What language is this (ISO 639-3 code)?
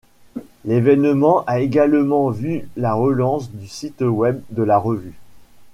fra